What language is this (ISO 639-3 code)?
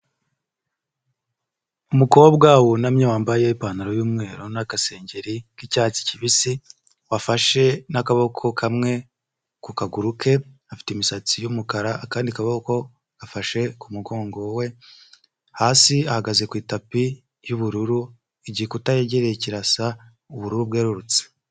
kin